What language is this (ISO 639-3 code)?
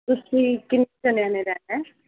pan